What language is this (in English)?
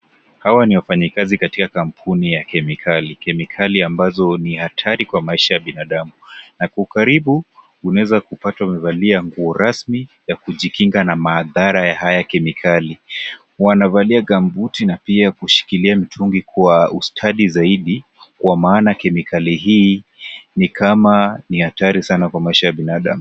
Swahili